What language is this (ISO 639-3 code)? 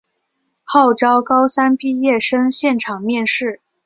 zho